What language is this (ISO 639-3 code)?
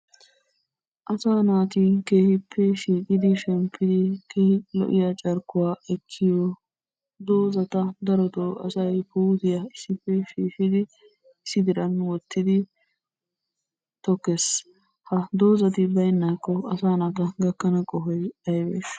wal